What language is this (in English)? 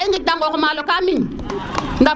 Serer